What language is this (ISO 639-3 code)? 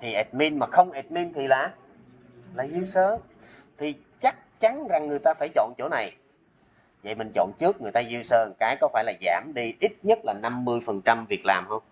vie